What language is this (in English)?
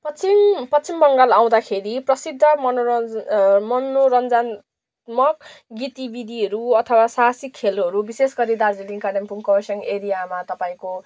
Nepali